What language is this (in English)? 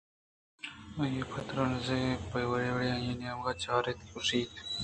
Eastern Balochi